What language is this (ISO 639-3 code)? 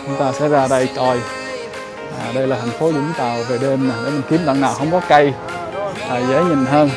vie